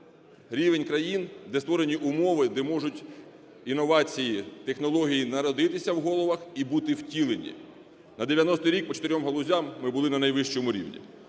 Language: Ukrainian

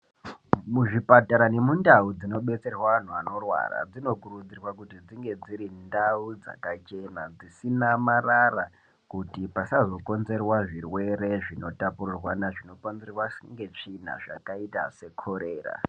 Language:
Ndau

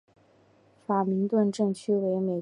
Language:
Chinese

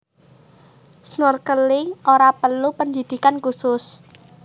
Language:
Javanese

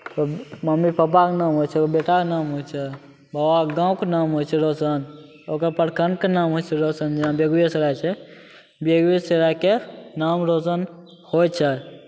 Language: Maithili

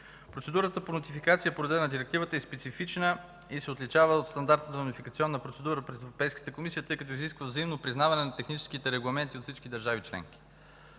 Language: Bulgarian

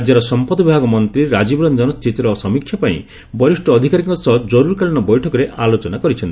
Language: Odia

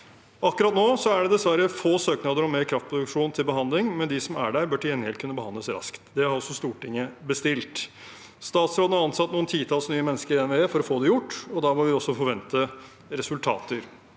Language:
Norwegian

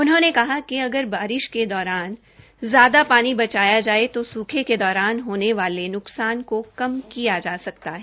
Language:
Hindi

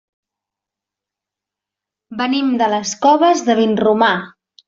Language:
Catalan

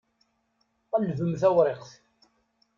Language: Kabyle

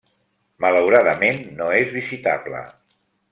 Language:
Catalan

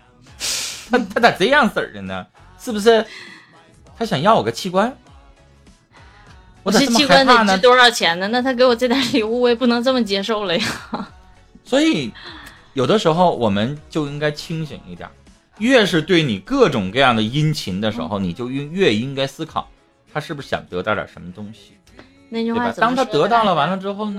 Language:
Chinese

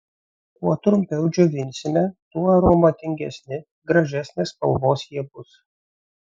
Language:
Lithuanian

